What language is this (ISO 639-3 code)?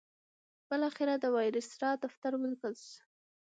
pus